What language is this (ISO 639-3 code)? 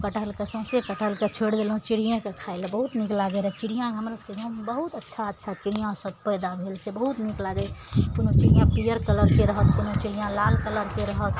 mai